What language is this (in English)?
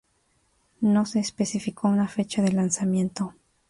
Spanish